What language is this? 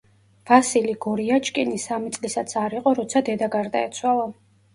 Georgian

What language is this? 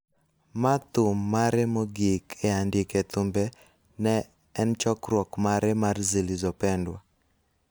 Luo (Kenya and Tanzania)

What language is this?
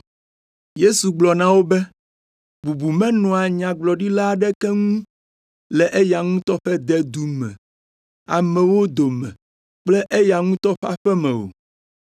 Ewe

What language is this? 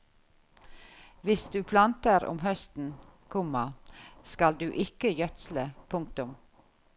Norwegian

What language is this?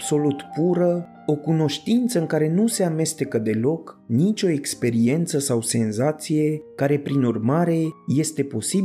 Romanian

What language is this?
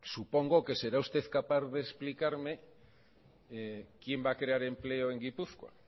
Spanish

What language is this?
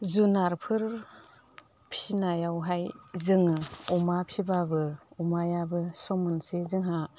Bodo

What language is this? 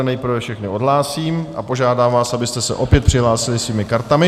Czech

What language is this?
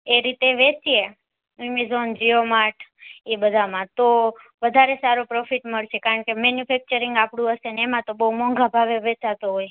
Gujarati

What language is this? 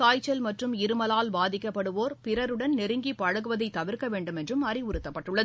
Tamil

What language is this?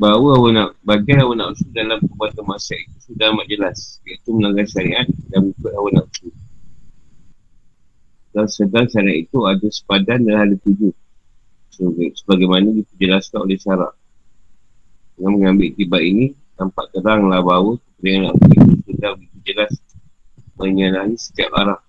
Malay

